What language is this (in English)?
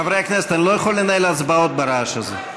Hebrew